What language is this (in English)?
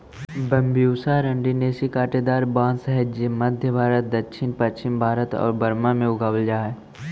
Magahi